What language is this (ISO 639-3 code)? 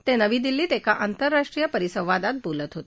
mar